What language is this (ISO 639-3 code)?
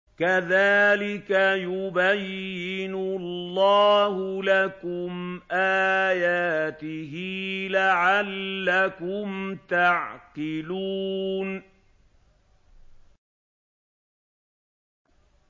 ara